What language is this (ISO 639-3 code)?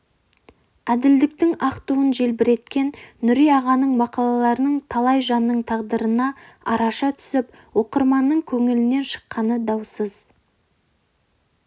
kaz